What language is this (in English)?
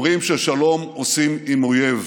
Hebrew